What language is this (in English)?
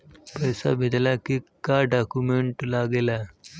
Bhojpuri